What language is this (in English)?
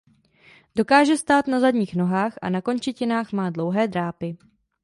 Czech